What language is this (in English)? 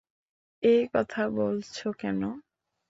Bangla